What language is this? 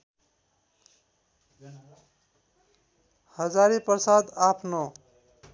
Nepali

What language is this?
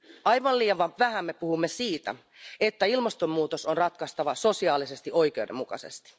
Finnish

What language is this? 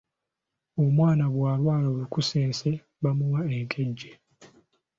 Ganda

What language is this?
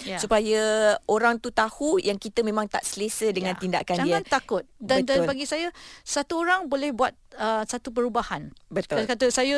Malay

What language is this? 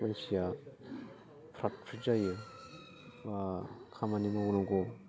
Bodo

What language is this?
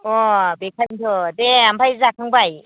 Bodo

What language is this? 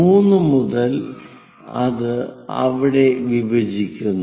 Malayalam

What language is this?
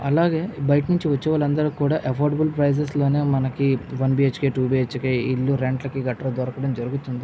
Telugu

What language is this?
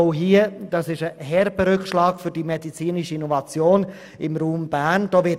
Swiss German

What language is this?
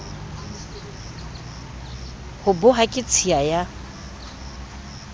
Southern Sotho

